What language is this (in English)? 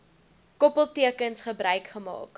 Afrikaans